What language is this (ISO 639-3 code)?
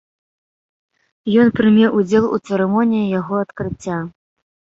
bel